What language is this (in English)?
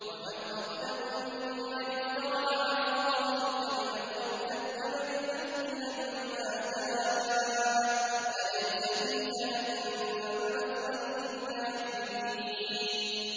Arabic